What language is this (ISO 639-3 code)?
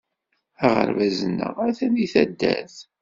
kab